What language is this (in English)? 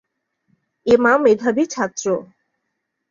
Bangla